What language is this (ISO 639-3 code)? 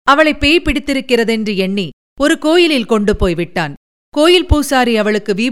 tam